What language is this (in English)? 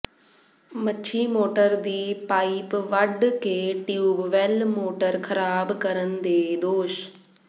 Punjabi